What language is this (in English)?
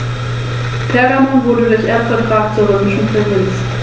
German